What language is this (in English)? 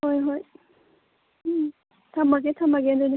Manipuri